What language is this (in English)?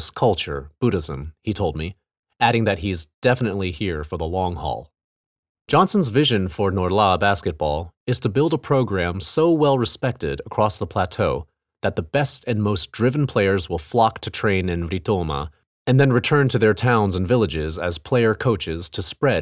English